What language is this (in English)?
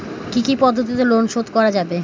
Bangla